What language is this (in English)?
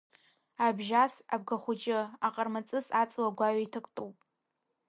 Abkhazian